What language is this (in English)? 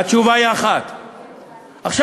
Hebrew